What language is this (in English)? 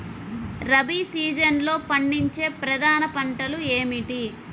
Telugu